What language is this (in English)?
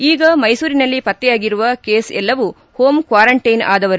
Kannada